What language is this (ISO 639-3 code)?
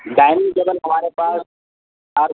urd